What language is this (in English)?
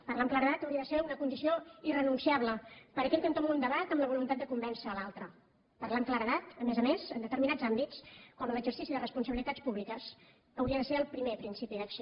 Catalan